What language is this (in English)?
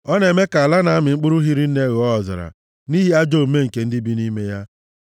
Igbo